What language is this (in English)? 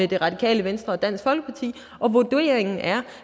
Danish